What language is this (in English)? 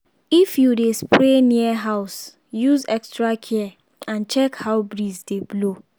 Nigerian Pidgin